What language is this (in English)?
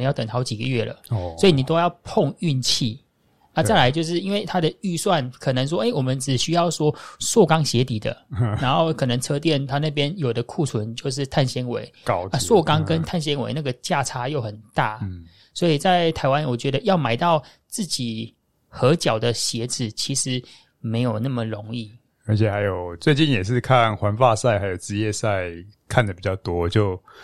Chinese